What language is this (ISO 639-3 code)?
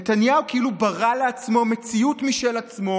heb